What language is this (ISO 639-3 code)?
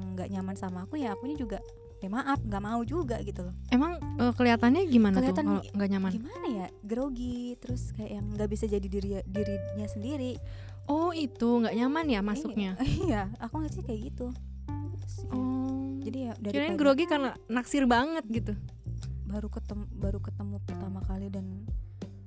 ind